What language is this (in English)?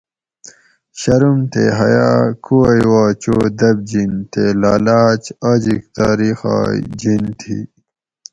Gawri